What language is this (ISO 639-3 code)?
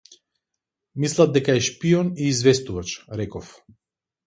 mkd